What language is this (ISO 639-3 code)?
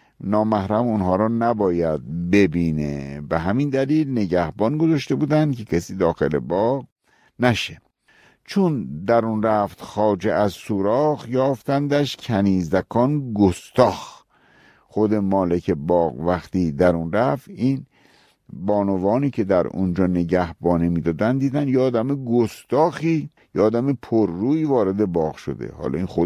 fas